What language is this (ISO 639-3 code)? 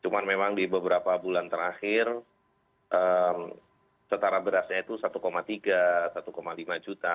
ind